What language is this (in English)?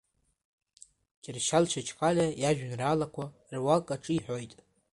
Abkhazian